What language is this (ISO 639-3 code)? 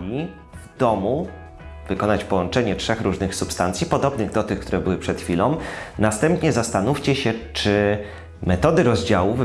pol